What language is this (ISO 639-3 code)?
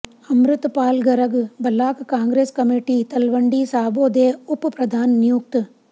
pan